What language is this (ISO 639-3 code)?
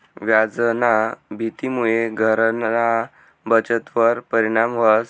mar